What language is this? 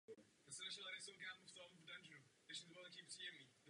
Czech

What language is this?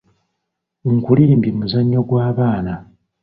Ganda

